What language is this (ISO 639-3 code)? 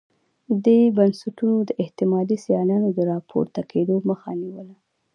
pus